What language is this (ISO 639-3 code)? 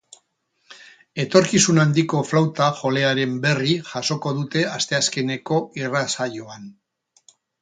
eus